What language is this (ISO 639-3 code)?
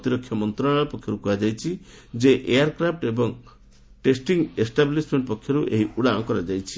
ori